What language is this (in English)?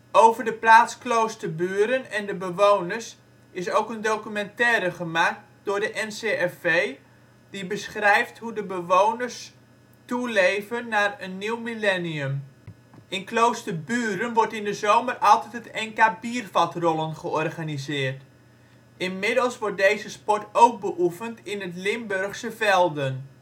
Dutch